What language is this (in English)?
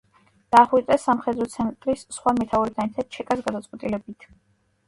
Georgian